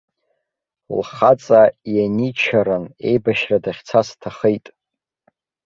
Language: Abkhazian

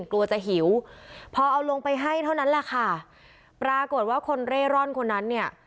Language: Thai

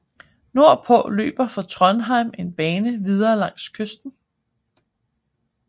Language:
Danish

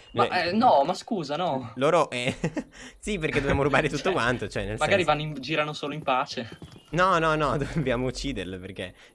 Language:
Italian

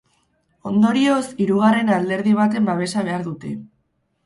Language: Basque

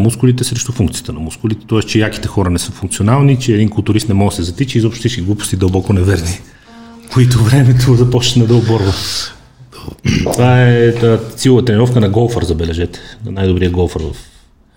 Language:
Bulgarian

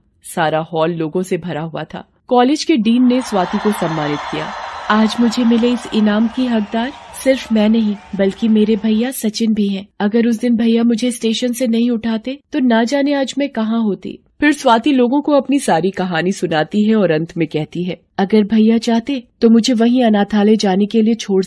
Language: Hindi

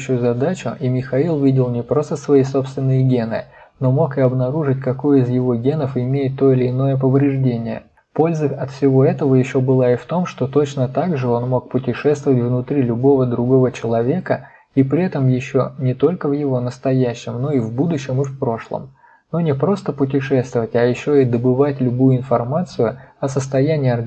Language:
Russian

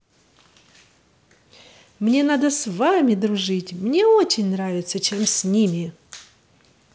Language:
Russian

